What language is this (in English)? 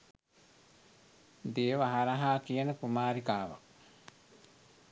Sinhala